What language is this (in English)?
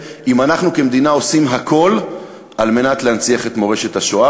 Hebrew